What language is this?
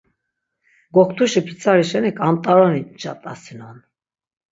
Laz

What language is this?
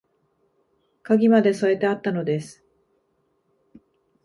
Japanese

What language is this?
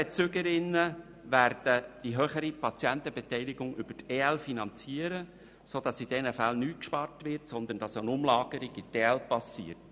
Swiss German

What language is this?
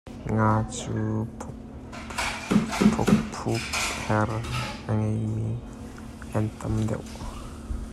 Hakha Chin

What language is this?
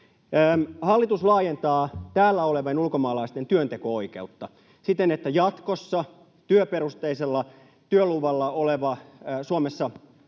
Finnish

